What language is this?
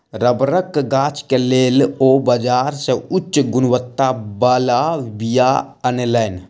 Maithili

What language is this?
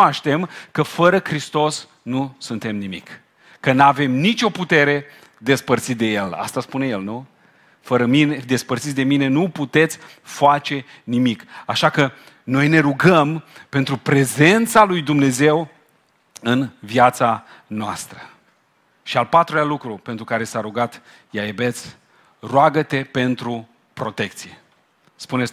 Romanian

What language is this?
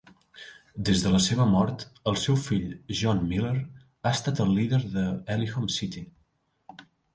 Catalan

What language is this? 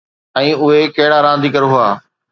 Sindhi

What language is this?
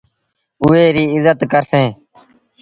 Sindhi Bhil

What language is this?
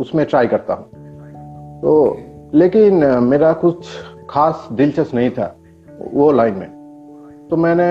Hindi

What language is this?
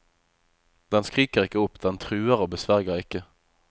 Norwegian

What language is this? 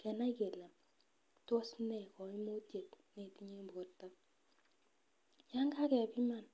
Kalenjin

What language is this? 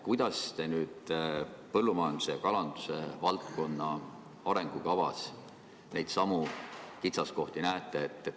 Estonian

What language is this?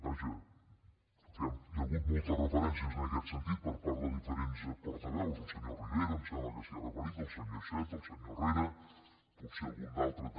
Catalan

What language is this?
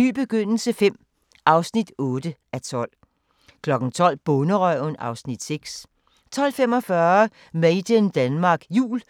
Danish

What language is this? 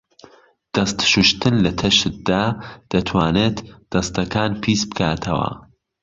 Central Kurdish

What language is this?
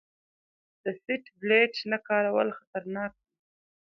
Pashto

